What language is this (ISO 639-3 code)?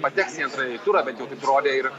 lit